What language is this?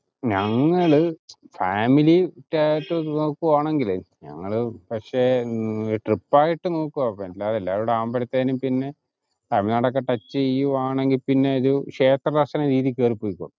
Malayalam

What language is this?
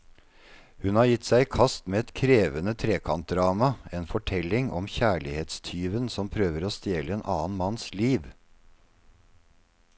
Norwegian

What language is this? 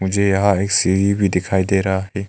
Hindi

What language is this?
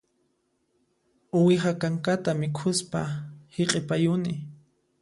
Puno Quechua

